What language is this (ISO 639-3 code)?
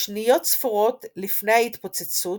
heb